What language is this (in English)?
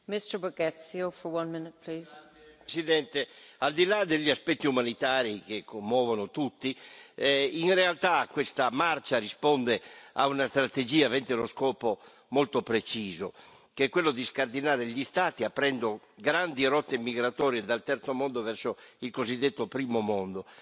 Italian